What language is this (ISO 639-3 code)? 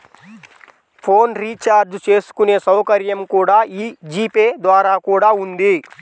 tel